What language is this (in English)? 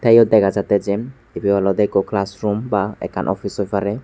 Chakma